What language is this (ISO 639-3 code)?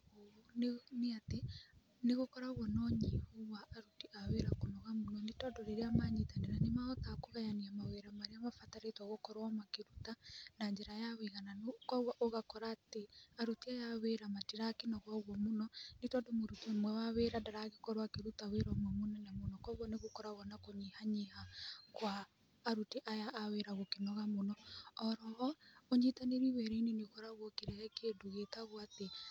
kik